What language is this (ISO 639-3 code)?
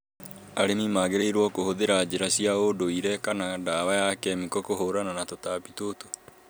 kik